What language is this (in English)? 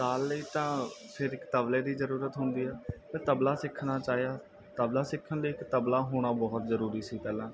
Punjabi